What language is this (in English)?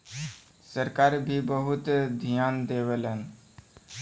Bhojpuri